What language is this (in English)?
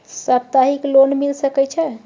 Maithili